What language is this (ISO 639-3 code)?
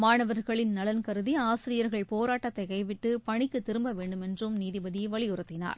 tam